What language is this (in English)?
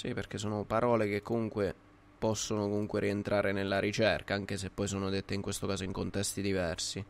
Italian